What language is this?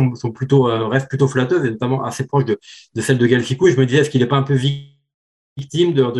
French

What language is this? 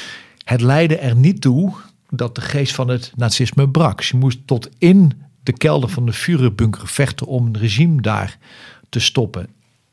Dutch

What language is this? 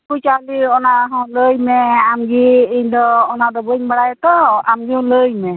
Santali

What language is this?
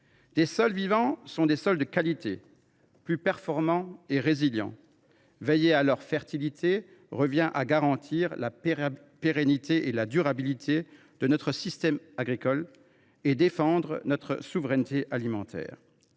French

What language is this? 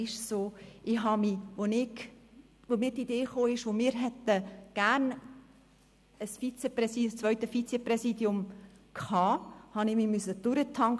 Swiss German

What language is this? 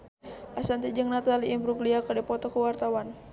Sundanese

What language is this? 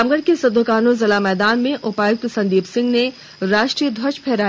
Hindi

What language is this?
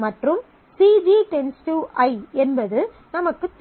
Tamil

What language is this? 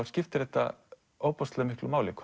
Icelandic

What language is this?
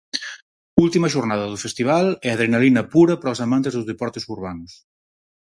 Galician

